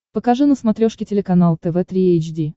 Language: Russian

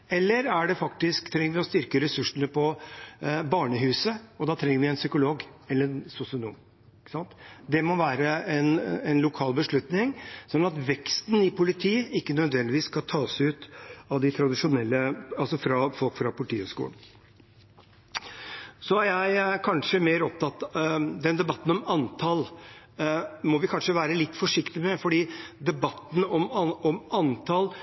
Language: Norwegian Bokmål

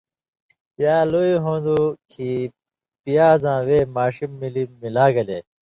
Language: Indus Kohistani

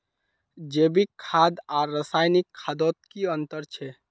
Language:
Magahi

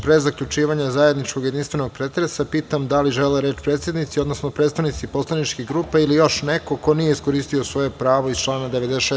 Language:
Serbian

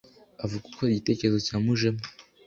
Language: Kinyarwanda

